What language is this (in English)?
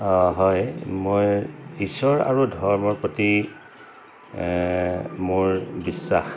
Assamese